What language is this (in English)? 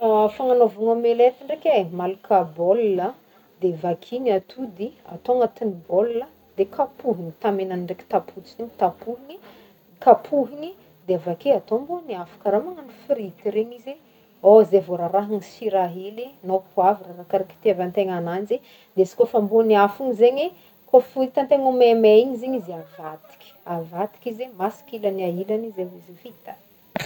Northern Betsimisaraka Malagasy